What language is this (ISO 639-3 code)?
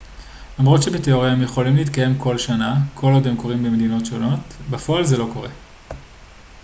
heb